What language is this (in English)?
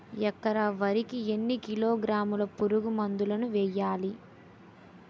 Telugu